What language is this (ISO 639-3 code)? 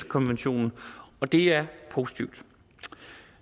dan